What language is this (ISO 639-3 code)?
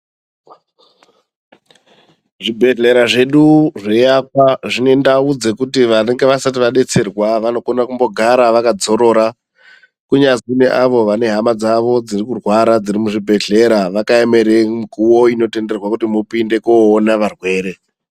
ndc